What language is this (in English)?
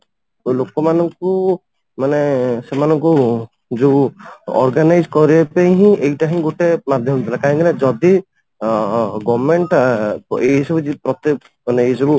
Odia